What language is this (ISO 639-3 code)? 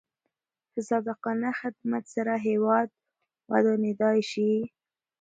pus